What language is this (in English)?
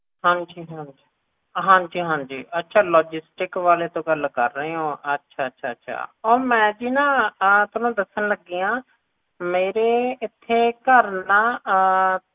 Punjabi